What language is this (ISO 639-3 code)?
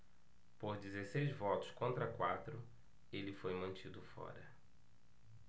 por